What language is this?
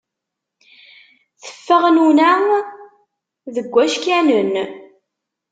Kabyle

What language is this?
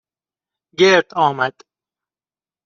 Persian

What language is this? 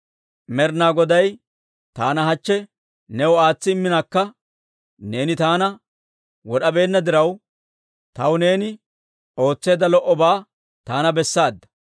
Dawro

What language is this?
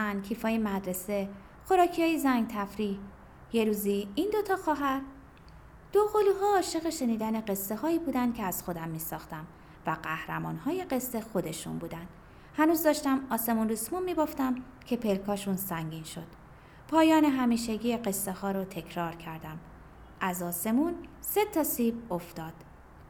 Persian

